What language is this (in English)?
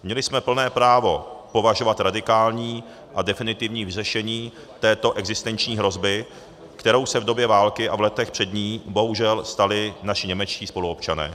Czech